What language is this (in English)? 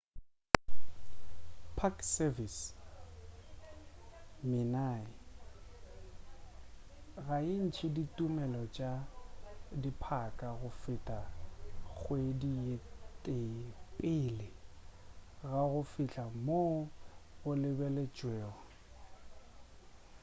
Northern Sotho